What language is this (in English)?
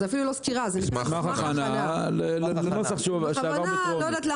Hebrew